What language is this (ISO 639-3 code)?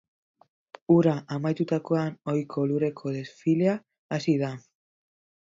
eus